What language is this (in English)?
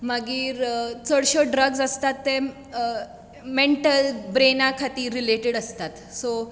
Konkani